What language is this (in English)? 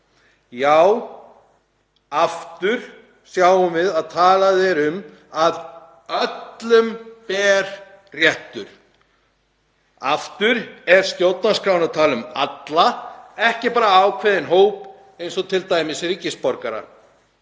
Icelandic